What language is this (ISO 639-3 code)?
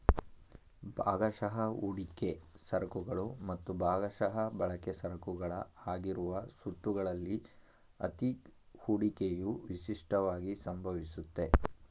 kan